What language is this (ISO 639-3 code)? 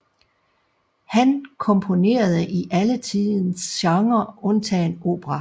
dan